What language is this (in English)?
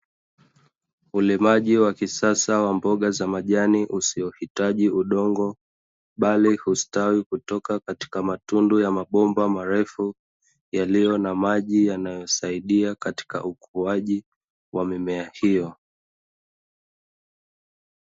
Swahili